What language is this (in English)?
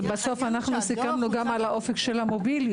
Hebrew